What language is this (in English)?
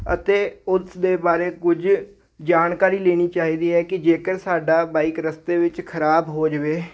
Punjabi